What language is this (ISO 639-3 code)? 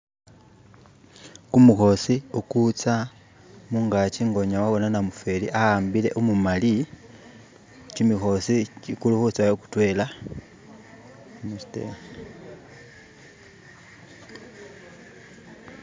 myx